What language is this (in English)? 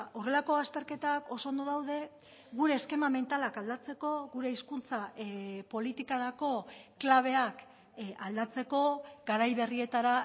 Basque